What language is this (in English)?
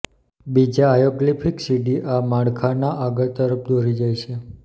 Gujarati